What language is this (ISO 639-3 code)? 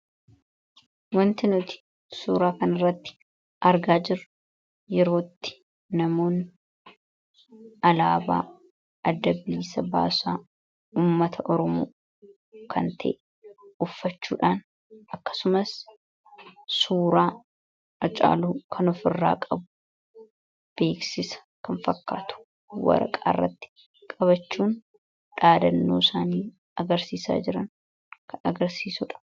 orm